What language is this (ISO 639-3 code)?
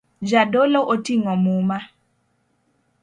luo